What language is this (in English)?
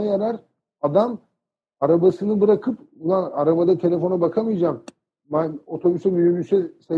Turkish